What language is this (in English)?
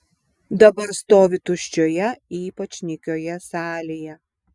Lithuanian